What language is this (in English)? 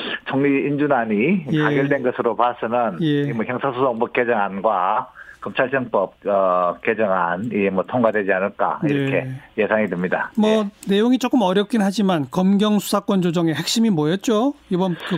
Korean